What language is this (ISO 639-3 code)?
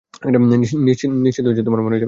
ben